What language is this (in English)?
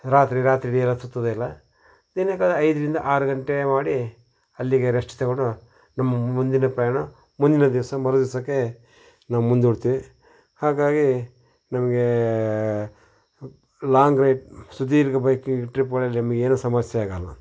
Kannada